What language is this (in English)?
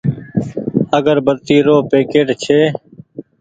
Goaria